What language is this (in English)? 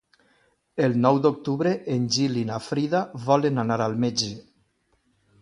Catalan